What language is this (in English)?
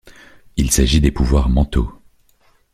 French